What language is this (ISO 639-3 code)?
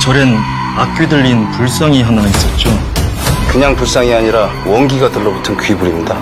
kor